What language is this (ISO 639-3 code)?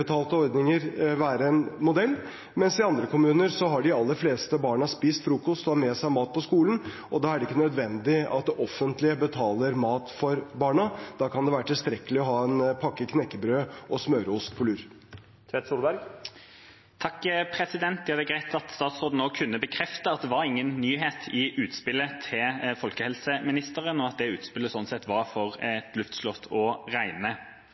nob